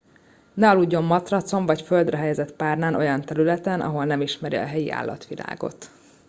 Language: Hungarian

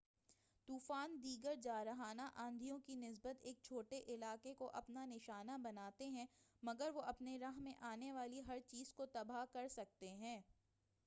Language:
Urdu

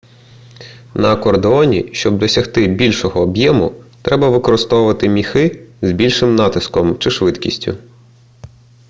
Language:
Ukrainian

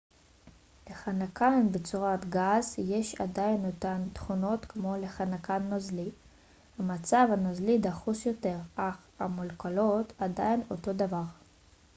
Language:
Hebrew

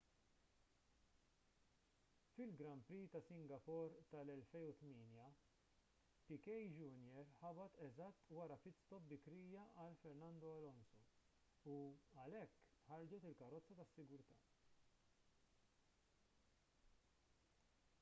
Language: Maltese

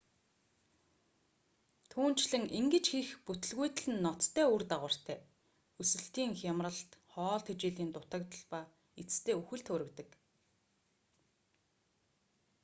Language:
Mongolian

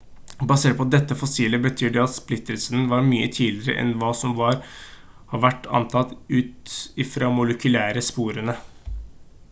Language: Norwegian Bokmål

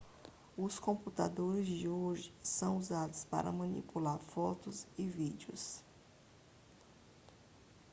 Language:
Portuguese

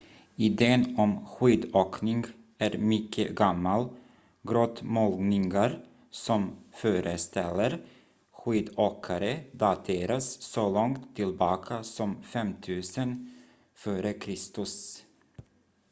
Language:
Swedish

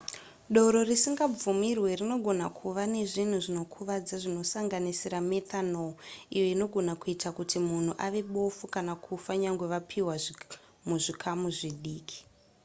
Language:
Shona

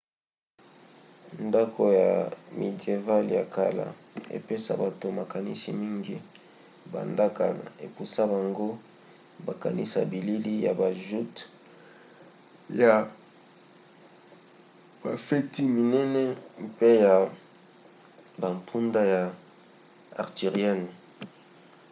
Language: Lingala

